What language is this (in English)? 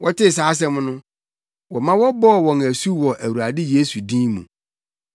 Akan